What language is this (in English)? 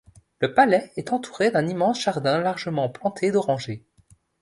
French